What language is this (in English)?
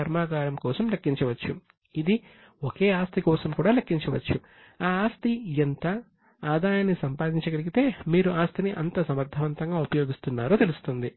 Telugu